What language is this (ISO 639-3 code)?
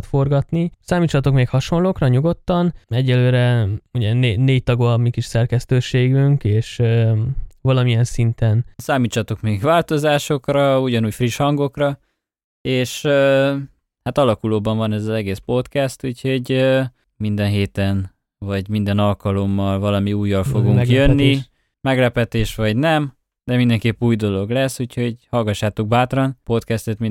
hun